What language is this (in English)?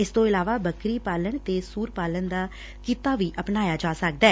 Punjabi